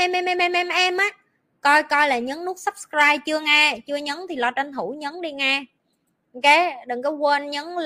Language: Vietnamese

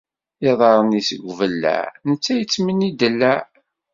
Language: Kabyle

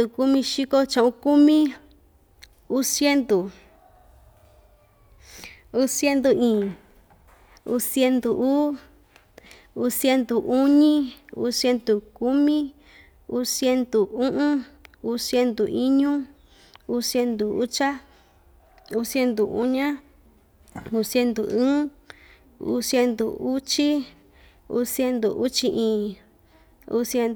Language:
Ixtayutla Mixtec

